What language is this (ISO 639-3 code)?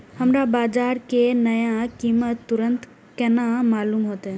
mai